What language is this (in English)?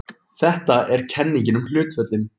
Icelandic